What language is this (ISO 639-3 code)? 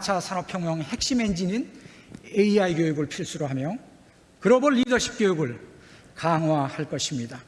kor